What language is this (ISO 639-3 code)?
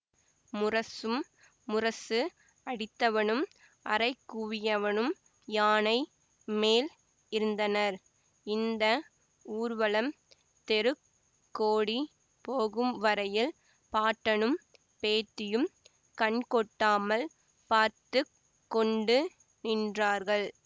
tam